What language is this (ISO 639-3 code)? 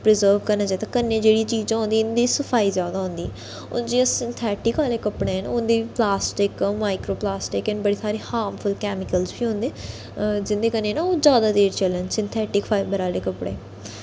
doi